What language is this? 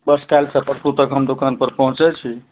Maithili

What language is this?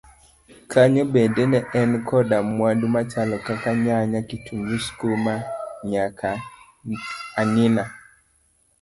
Luo (Kenya and Tanzania)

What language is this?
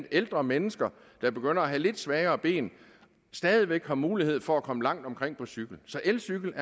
Danish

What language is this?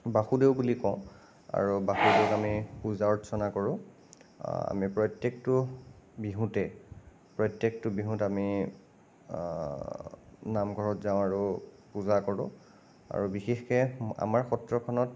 Assamese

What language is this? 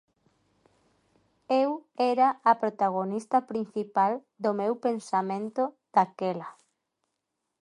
Galician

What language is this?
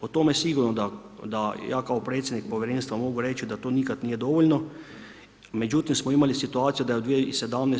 Croatian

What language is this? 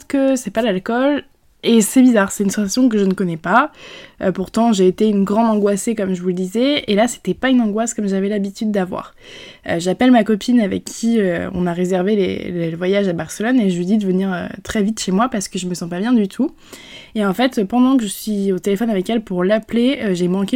French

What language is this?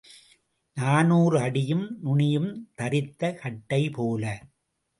Tamil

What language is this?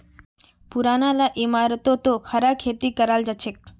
Magahi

